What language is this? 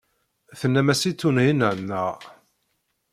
Kabyle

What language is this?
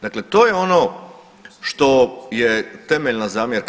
Croatian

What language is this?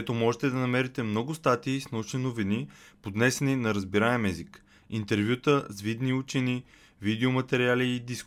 Bulgarian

